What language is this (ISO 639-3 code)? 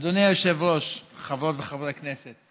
heb